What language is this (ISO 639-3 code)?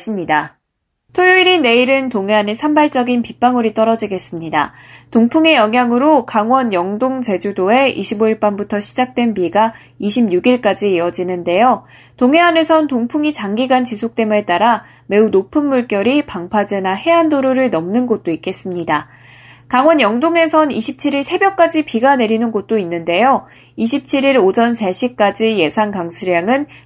kor